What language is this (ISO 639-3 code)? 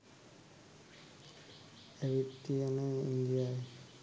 sin